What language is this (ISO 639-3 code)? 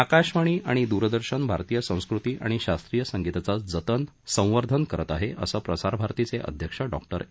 mar